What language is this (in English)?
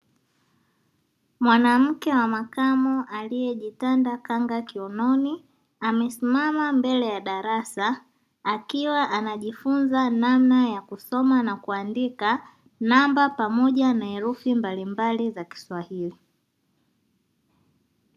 Swahili